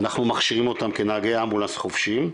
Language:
Hebrew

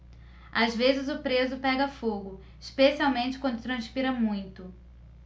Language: Portuguese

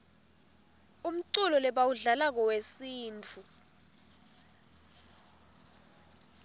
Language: Swati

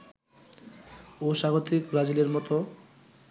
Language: Bangla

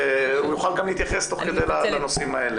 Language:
Hebrew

